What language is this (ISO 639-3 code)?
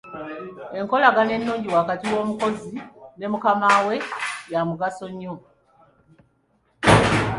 lug